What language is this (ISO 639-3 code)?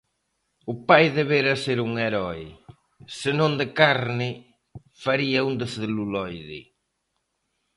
glg